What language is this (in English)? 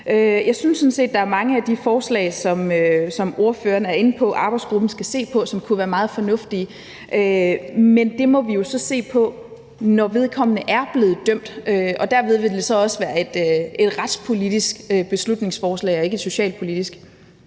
Danish